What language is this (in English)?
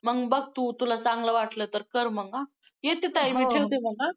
Marathi